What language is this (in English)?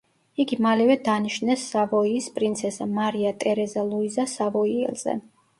Georgian